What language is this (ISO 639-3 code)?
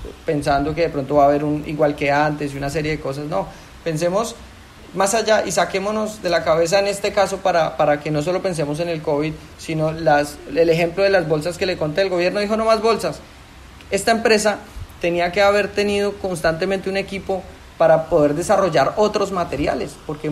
spa